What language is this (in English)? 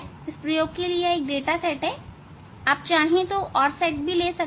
Hindi